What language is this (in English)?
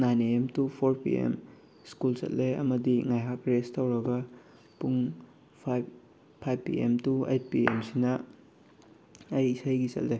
Manipuri